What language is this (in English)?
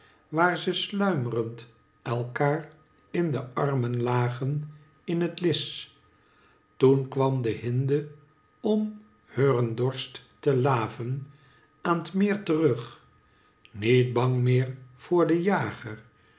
Dutch